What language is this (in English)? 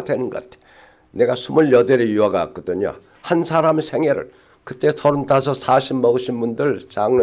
Korean